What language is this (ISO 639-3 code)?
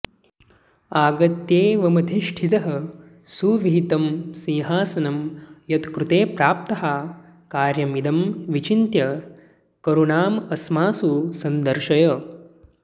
san